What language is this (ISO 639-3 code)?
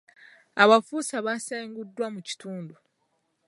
lug